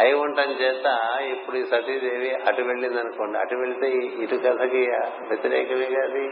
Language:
Telugu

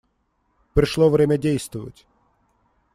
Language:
Russian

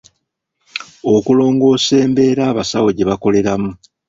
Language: Ganda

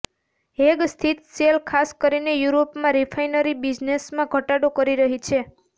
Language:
Gujarati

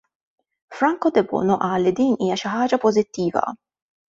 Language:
Maltese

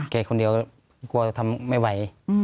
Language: Thai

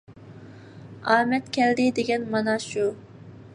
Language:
Uyghur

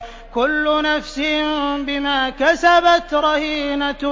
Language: Arabic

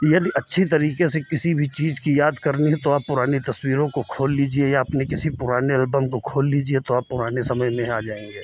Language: Hindi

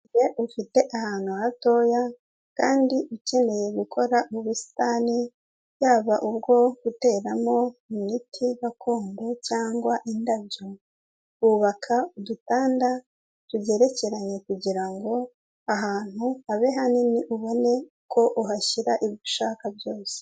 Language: Kinyarwanda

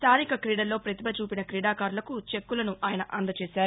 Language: Telugu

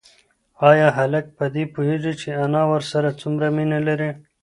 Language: Pashto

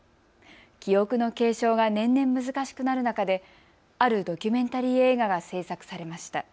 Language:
Japanese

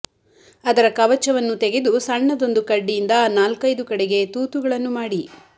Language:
Kannada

